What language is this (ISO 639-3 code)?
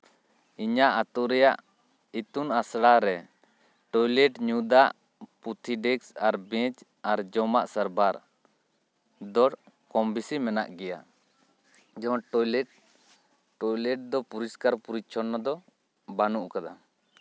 sat